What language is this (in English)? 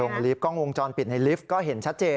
Thai